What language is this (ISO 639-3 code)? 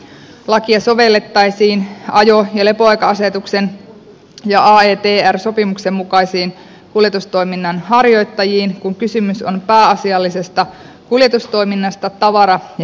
fin